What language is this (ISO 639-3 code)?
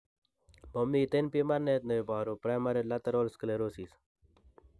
kln